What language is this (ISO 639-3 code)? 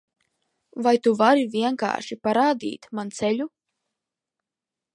lav